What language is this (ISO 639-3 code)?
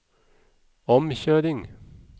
nor